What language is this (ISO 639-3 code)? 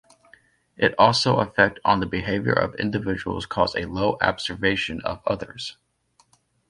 eng